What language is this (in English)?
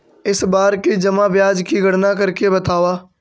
Magahi